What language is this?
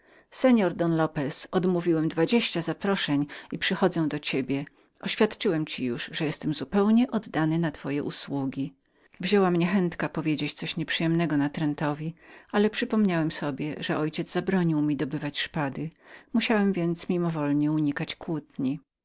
Polish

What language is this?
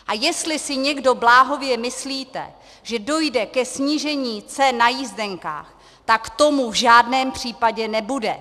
Czech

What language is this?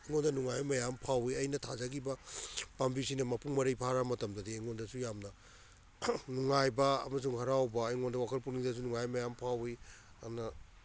Manipuri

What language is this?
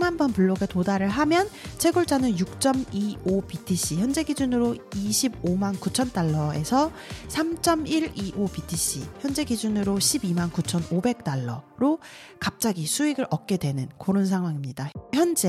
Korean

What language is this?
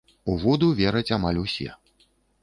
Belarusian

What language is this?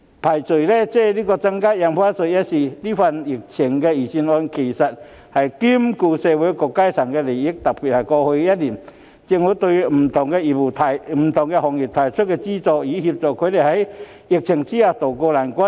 Cantonese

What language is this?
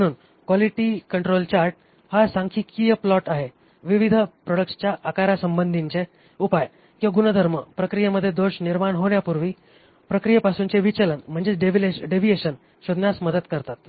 Marathi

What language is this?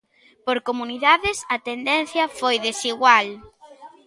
Galician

